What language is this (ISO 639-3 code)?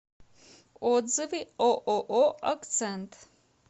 rus